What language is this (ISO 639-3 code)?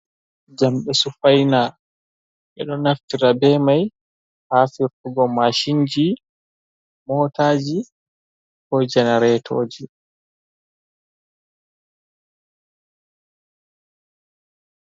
ful